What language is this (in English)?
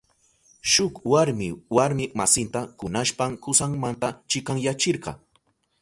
Southern Pastaza Quechua